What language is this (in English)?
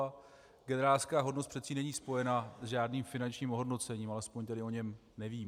Czech